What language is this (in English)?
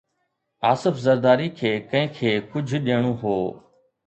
Sindhi